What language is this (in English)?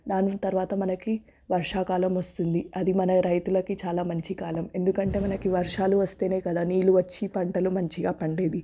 Telugu